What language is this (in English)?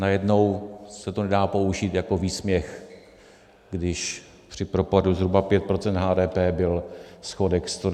Czech